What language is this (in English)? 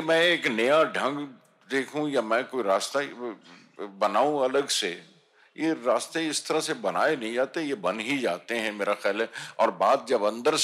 Hindi